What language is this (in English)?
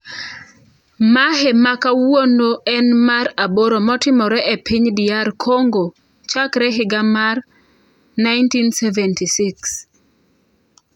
Luo (Kenya and Tanzania)